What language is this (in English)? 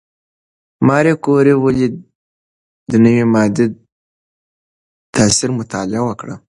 Pashto